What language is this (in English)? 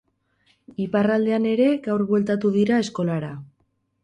Basque